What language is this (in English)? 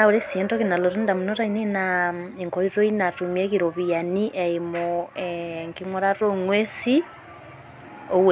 Masai